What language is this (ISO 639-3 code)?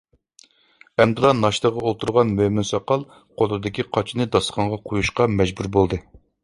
uig